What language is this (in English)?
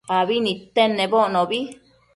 Matsés